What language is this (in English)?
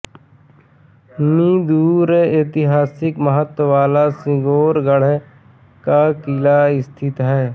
Hindi